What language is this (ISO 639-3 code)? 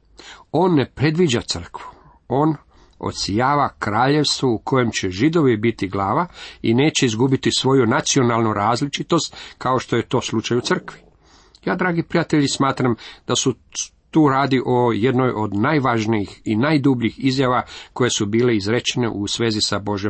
hrv